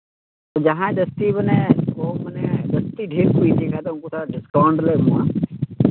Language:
Santali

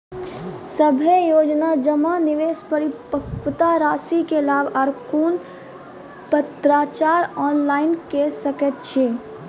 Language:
Maithili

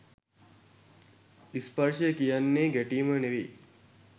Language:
Sinhala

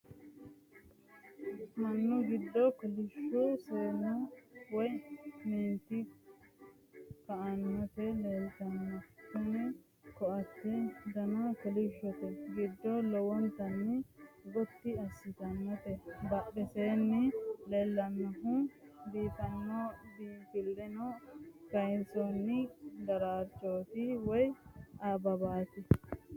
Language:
Sidamo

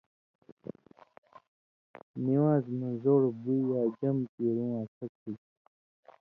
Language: Indus Kohistani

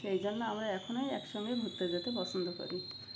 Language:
Bangla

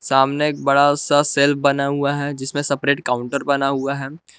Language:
Hindi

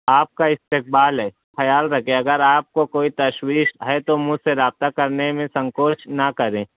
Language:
Urdu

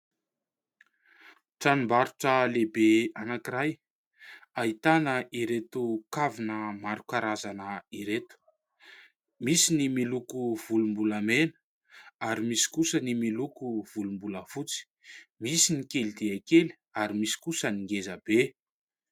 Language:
Malagasy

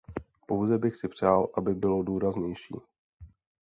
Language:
Czech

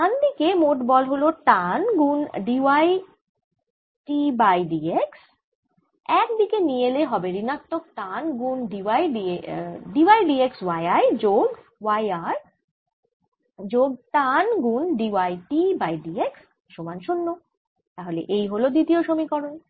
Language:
Bangla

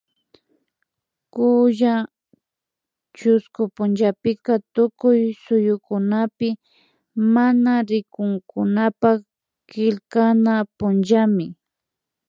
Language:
Imbabura Highland Quichua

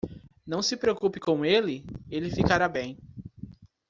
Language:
Portuguese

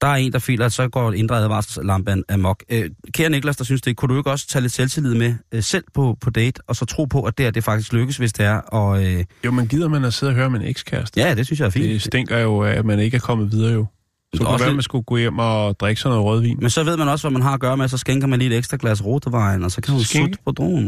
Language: Danish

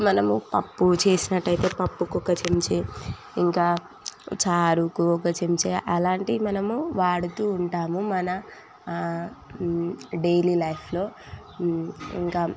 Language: Telugu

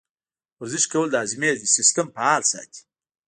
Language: Pashto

